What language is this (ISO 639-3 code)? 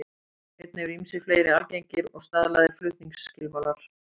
isl